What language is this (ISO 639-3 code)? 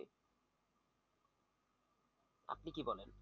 ben